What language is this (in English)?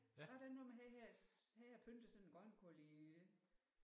Danish